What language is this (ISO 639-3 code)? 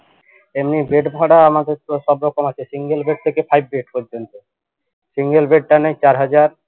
ben